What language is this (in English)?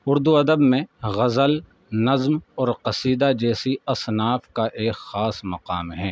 Urdu